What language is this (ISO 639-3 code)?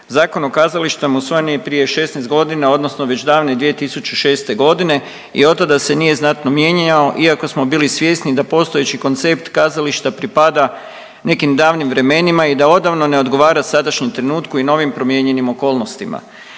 hrv